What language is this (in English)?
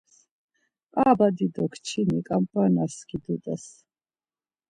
Laz